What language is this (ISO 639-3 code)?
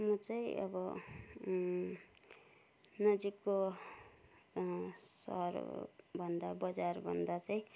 nep